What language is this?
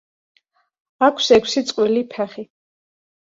Georgian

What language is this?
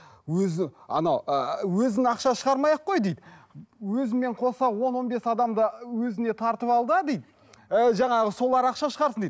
Kazakh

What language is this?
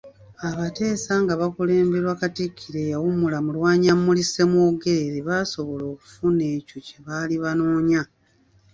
Ganda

